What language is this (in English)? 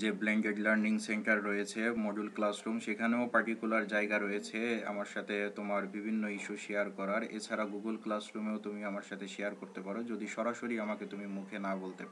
Hindi